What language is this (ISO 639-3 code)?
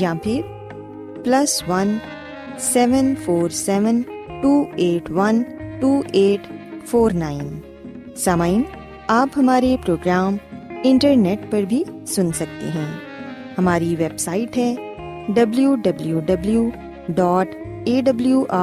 urd